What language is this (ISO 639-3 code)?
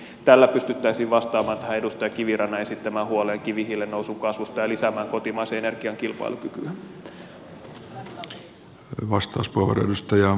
fin